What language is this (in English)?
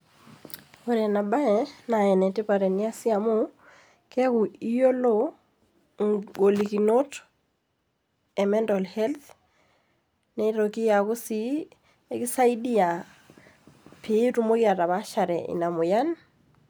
Masai